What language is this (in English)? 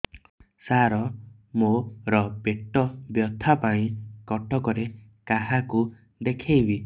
Odia